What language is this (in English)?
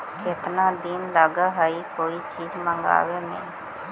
Magahi